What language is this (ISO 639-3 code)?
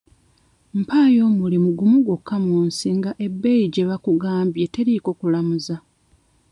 lug